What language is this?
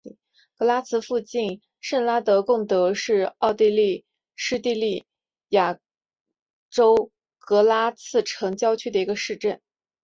Chinese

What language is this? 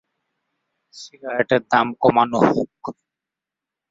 Bangla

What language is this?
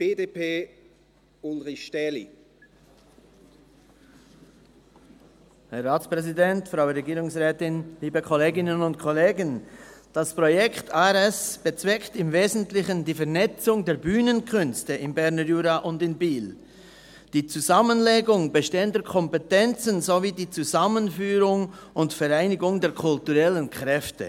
Swiss German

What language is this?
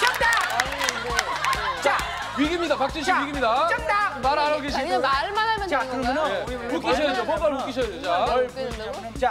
Korean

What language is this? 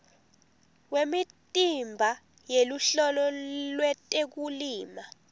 Swati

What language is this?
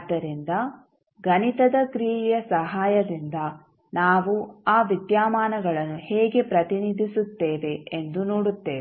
Kannada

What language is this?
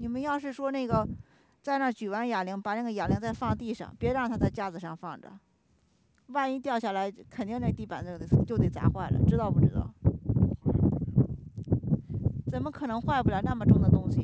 Chinese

